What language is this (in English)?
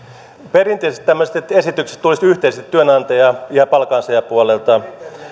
Finnish